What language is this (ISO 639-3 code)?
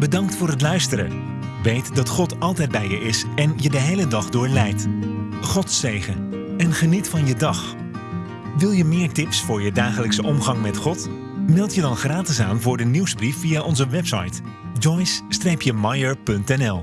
nld